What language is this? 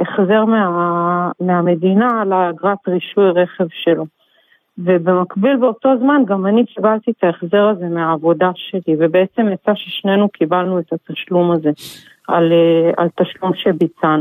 Hebrew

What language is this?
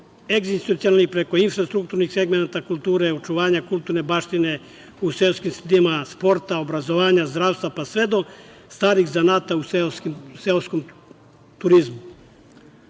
Serbian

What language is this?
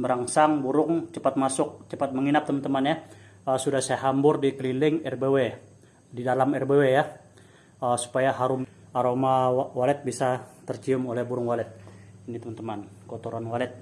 Indonesian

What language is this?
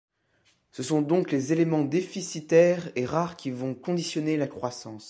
French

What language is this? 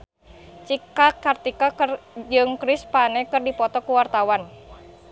Sundanese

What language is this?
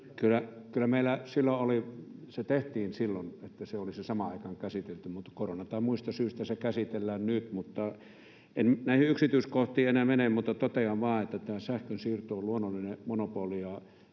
Finnish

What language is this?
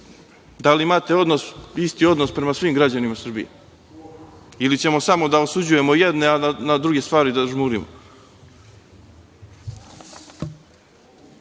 Serbian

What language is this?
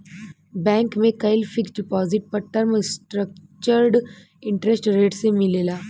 Bhojpuri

